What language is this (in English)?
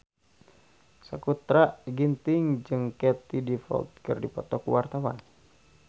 Sundanese